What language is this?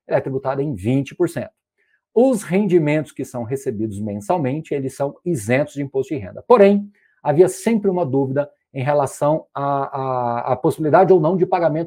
Portuguese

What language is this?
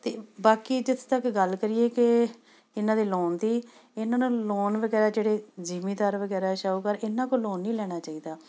Punjabi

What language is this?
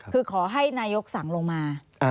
Thai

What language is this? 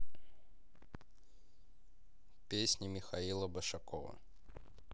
Russian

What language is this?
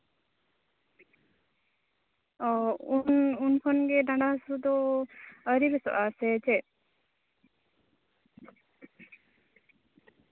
Santali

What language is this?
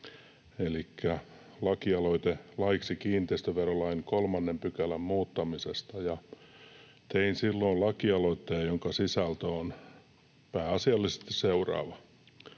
Finnish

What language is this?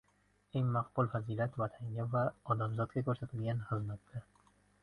Uzbek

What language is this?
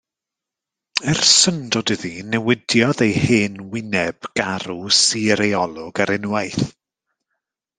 Welsh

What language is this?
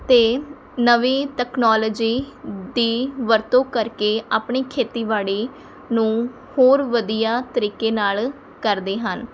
Punjabi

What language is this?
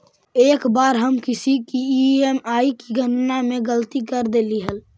Magahi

